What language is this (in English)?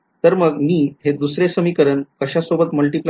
Marathi